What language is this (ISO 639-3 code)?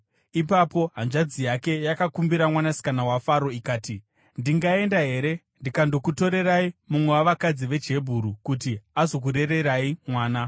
sna